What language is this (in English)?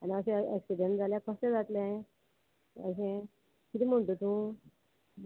Konkani